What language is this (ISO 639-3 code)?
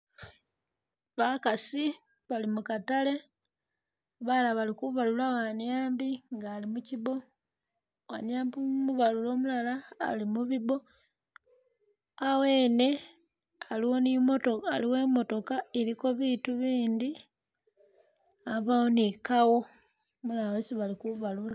myx